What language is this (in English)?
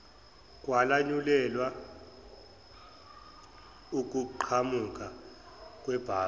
Zulu